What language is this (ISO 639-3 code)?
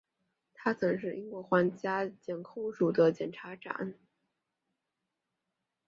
zho